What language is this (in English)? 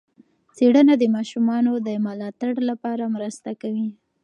Pashto